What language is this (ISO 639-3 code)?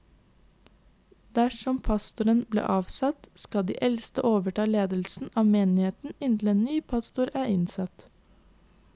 nor